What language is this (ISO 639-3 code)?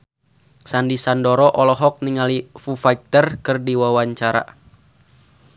sun